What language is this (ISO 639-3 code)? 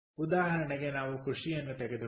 kan